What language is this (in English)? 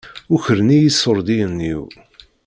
Kabyle